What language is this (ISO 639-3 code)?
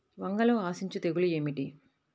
tel